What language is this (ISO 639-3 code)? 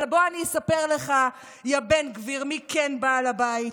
heb